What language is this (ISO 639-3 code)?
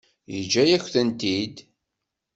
kab